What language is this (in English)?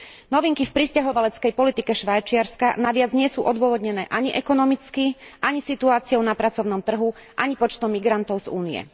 Slovak